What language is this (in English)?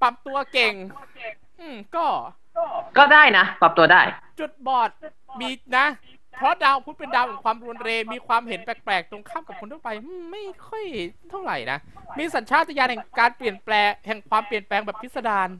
Thai